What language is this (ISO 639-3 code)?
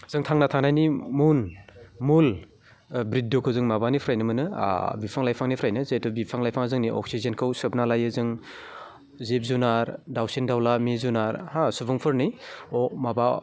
brx